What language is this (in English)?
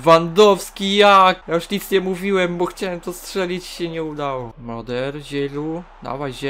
Polish